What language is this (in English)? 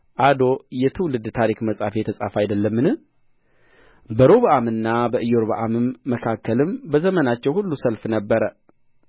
Amharic